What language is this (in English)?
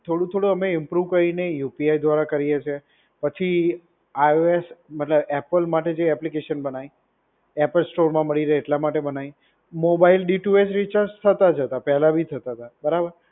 Gujarati